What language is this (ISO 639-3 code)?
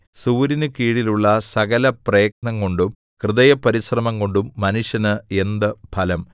mal